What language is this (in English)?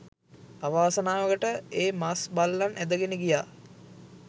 Sinhala